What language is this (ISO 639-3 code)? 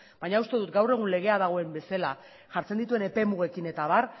eus